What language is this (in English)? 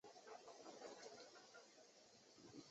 Chinese